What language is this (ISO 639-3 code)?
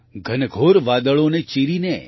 guj